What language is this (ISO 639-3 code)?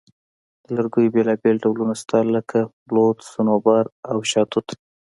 pus